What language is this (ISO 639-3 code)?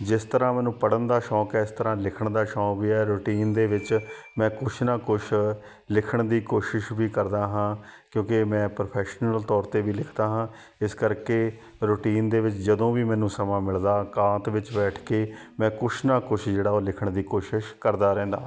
pan